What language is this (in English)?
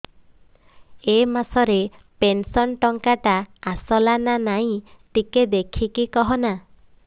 Odia